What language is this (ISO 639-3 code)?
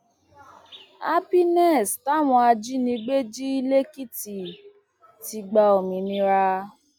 yor